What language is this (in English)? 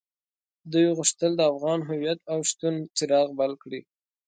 Pashto